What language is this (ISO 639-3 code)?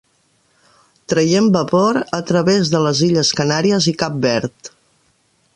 cat